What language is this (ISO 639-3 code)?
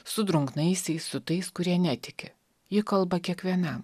lit